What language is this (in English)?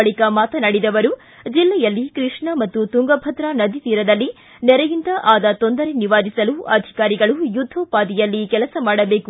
Kannada